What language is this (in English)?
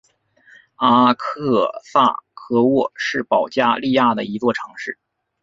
Chinese